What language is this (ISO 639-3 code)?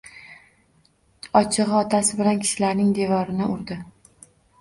uzb